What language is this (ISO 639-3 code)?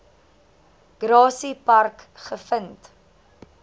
afr